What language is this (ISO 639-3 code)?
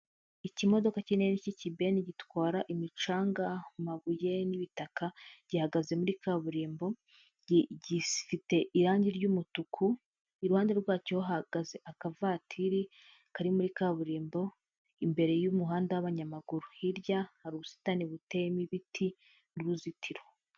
kin